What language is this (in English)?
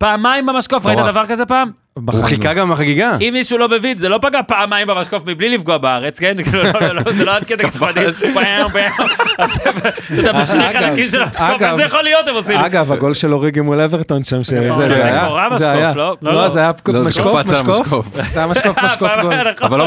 Hebrew